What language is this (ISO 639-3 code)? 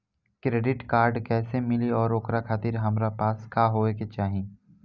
bho